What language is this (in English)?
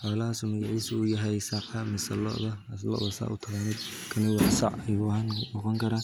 Somali